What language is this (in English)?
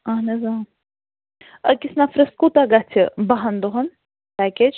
Kashmiri